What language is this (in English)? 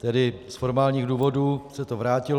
Czech